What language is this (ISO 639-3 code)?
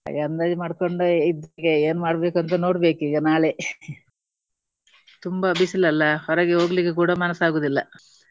kan